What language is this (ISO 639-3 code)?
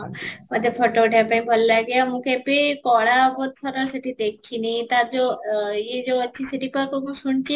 ori